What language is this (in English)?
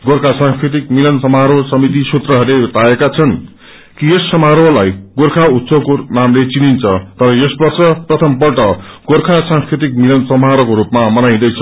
Nepali